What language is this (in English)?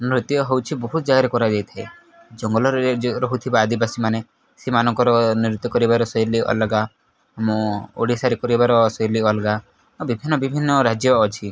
Odia